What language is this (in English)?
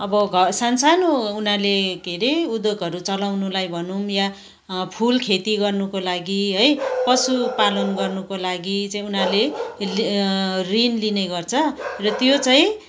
Nepali